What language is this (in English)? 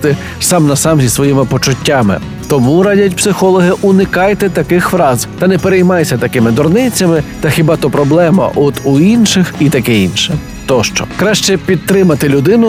Ukrainian